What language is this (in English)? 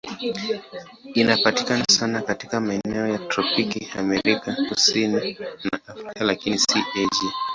Swahili